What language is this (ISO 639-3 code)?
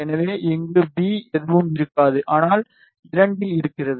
tam